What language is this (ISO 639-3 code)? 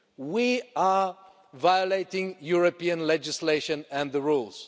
eng